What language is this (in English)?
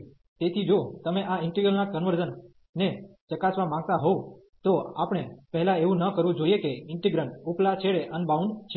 Gujarati